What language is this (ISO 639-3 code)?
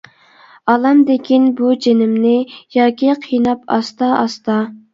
uig